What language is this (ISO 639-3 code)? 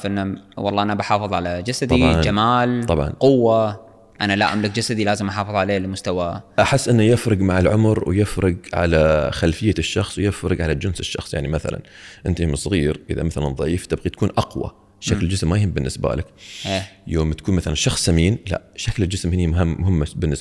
ara